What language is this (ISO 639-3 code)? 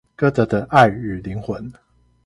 zho